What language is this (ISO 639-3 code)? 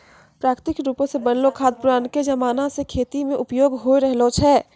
mai